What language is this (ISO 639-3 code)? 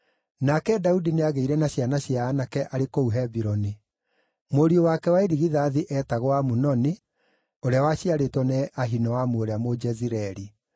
kik